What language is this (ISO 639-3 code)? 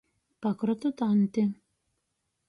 ltg